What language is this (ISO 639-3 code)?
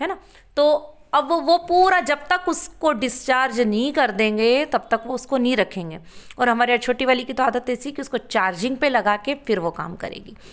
hin